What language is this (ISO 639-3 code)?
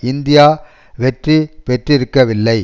tam